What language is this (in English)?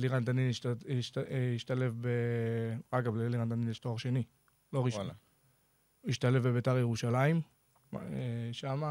Hebrew